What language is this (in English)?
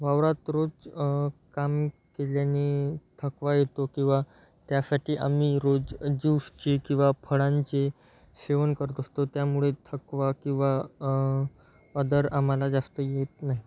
Marathi